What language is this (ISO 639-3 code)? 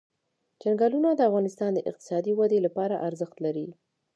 pus